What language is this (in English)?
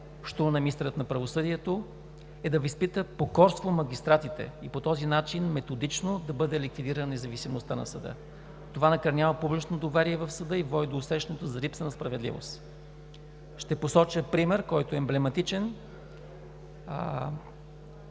Bulgarian